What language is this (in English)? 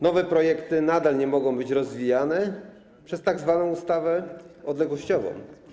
Polish